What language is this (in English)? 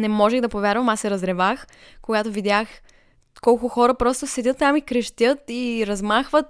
Bulgarian